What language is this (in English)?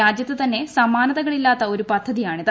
Malayalam